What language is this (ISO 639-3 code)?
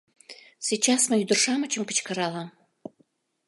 chm